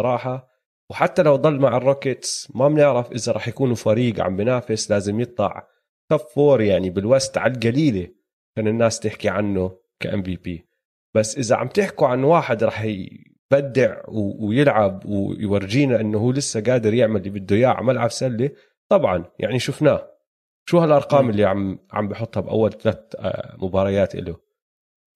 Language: Arabic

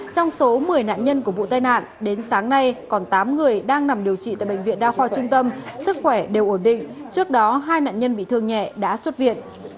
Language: Vietnamese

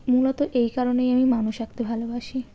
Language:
Bangla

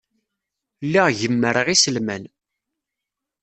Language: Kabyle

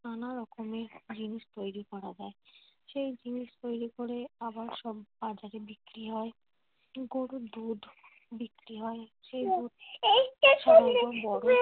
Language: Bangla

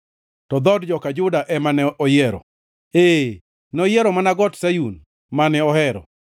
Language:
Luo (Kenya and Tanzania)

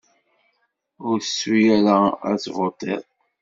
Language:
Kabyle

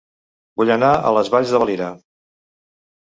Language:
Catalan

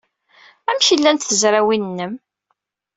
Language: Kabyle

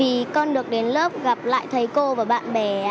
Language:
Vietnamese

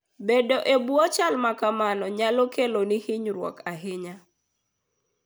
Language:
Luo (Kenya and Tanzania)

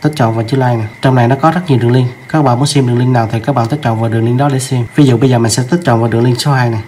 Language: Vietnamese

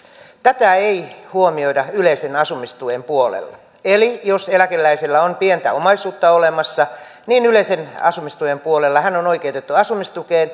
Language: Finnish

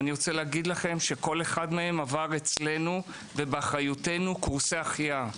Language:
Hebrew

